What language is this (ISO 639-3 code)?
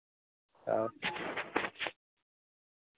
mai